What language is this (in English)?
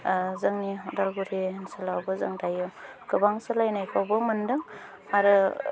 Bodo